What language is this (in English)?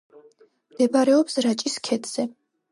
Georgian